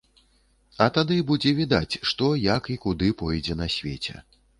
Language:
Belarusian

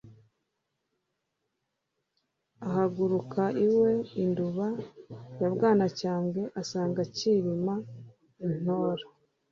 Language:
Kinyarwanda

